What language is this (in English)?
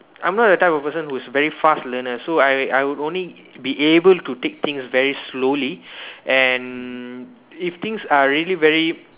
English